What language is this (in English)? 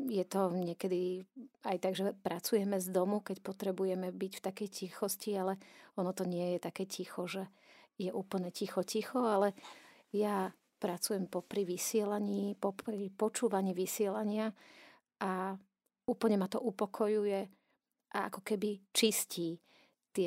Slovak